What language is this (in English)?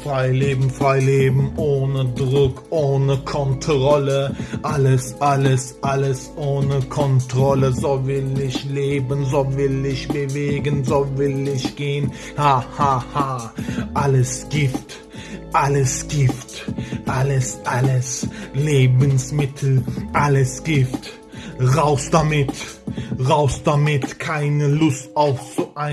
German